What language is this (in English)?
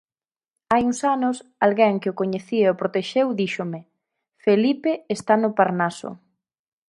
Galician